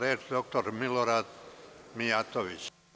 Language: Serbian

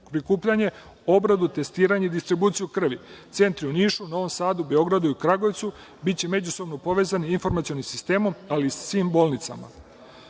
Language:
Serbian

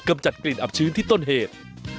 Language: Thai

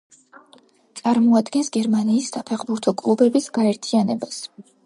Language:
Georgian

